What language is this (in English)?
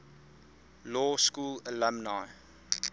English